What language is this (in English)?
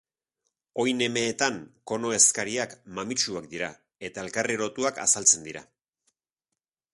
Basque